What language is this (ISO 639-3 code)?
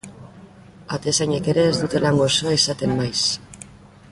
eus